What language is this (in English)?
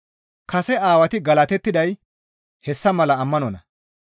Gamo